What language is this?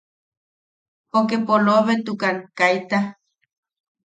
Yaqui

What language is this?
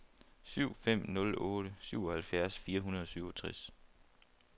Danish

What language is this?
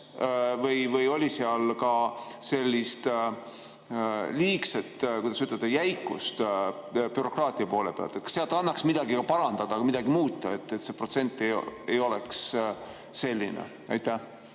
Estonian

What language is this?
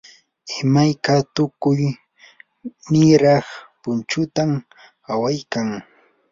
Yanahuanca Pasco Quechua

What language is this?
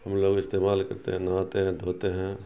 Urdu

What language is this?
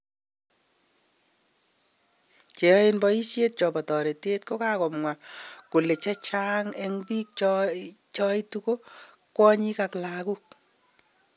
Kalenjin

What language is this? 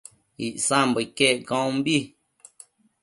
Matsés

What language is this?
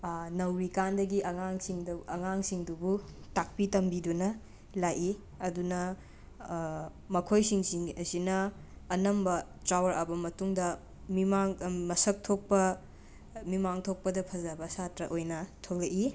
Manipuri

